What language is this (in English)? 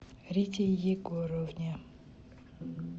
Russian